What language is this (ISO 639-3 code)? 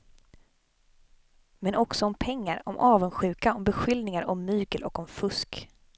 swe